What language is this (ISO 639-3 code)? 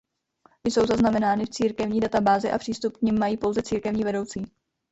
ces